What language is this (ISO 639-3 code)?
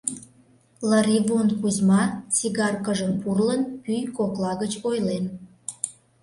chm